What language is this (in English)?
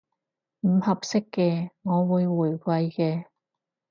Cantonese